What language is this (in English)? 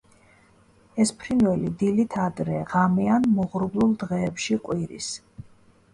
Georgian